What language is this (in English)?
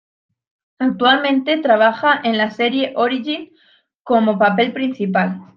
Spanish